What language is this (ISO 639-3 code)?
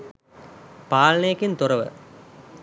sin